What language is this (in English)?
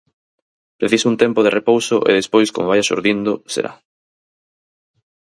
Galician